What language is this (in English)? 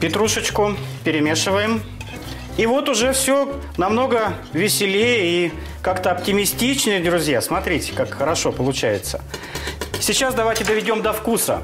Russian